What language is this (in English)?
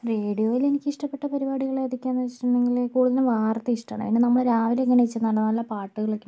Malayalam